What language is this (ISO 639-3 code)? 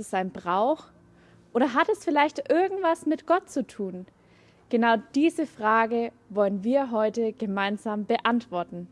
deu